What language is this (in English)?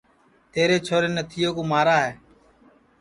Sansi